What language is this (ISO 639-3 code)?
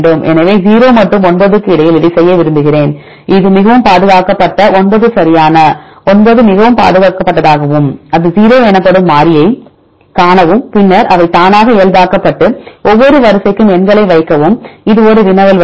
tam